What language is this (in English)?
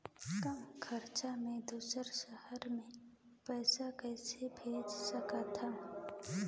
Chhattisgarhi